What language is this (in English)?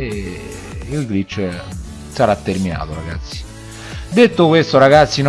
Italian